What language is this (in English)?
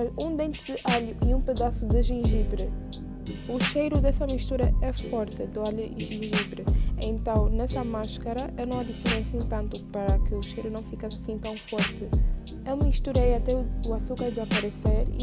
Portuguese